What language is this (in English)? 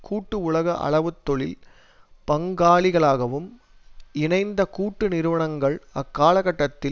Tamil